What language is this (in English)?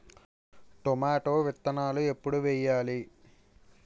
Telugu